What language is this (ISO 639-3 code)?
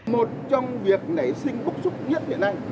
vie